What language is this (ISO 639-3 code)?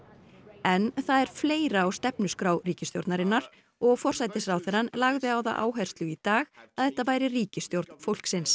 isl